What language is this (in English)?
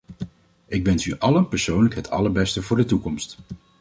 Dutch